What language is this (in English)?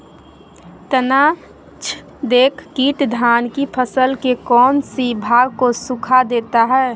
Magahi